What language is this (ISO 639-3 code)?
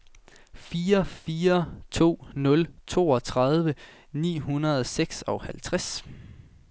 dan